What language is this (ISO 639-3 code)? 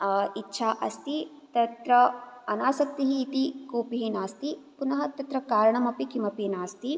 san